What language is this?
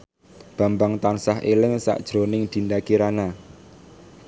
Javanese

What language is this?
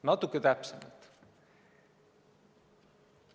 Estonian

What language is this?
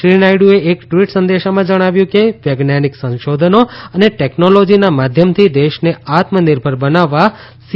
Gujarati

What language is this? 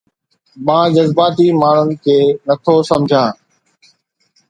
Sindhi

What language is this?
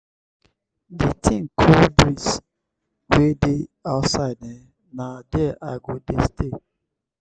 Nigerian Pidgin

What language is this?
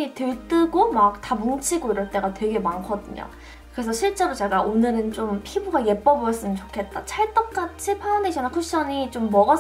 Korean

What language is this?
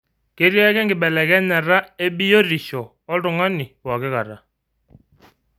Masai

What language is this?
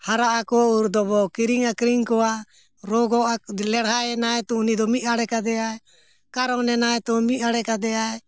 Santali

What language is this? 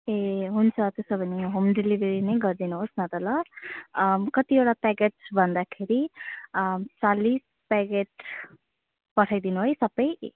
Nepali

